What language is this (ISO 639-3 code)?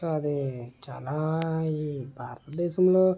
tel